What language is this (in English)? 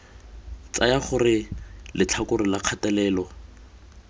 Tswana